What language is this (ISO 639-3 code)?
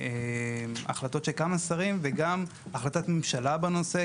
heb